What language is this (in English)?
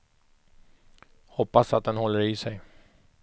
Swedish